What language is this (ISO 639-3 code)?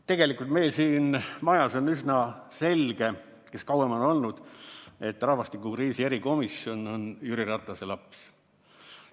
est